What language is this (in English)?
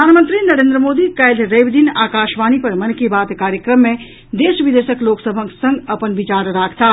Maithili